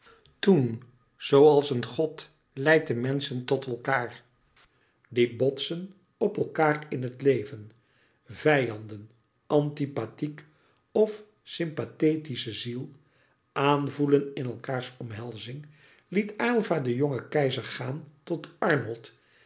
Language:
Dutch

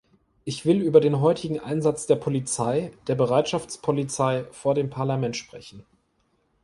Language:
German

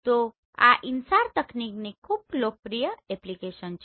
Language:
Gujarati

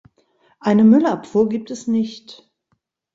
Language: German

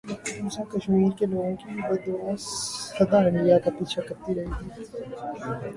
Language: Urdu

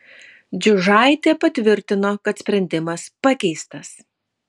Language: Lithuanian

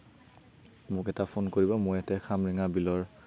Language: Assamese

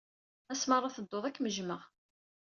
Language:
Kabyle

